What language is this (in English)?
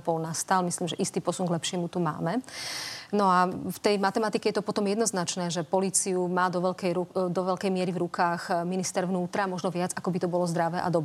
Slovak